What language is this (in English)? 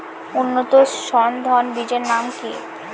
Bangla